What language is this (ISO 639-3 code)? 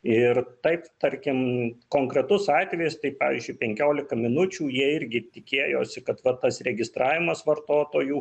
lit